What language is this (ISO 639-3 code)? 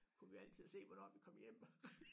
dan